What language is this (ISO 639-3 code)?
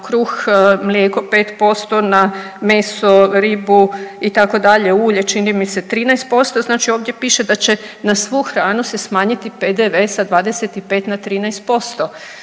hrv